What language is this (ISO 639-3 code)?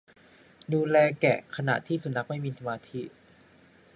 tha